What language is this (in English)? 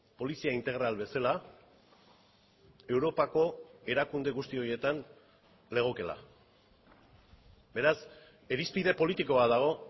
Basque